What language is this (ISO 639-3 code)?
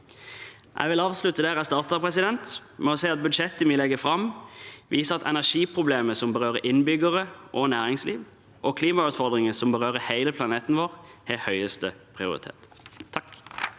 nor